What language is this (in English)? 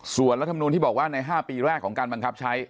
Thai